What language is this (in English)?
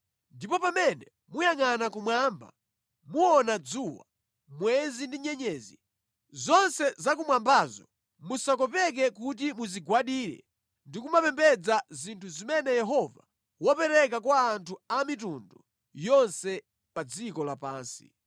Nyanja